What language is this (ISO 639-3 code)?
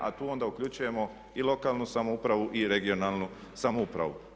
hrv